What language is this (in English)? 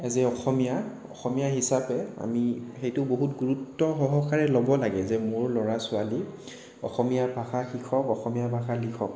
Assamese